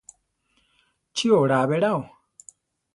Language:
Central Tarahumara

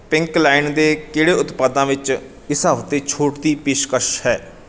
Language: Punjabi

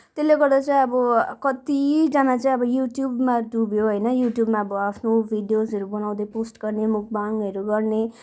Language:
Nepali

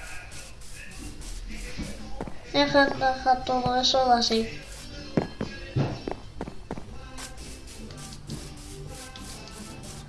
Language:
Spanish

